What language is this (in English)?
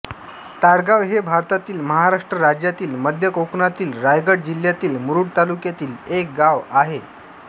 Marathi